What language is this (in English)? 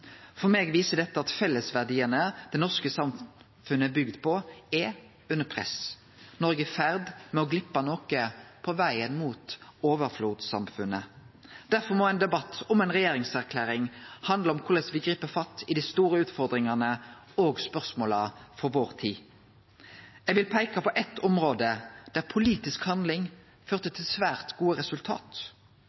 Norwegian Nynorsk